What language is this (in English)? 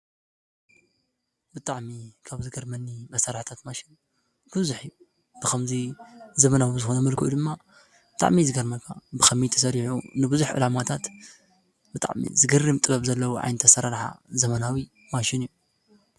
Tigrinya